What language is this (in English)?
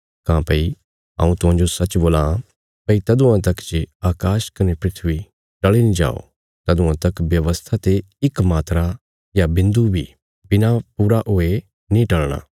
Bilaspuri